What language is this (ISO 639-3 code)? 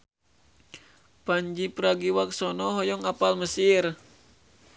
sun